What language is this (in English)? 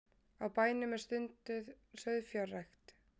Icelandic